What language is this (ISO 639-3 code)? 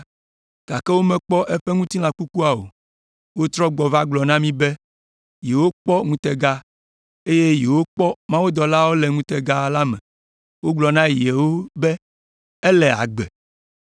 ewe